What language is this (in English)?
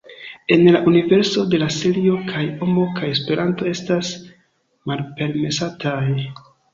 Esperanto